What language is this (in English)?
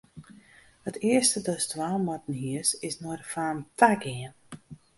Western Frisian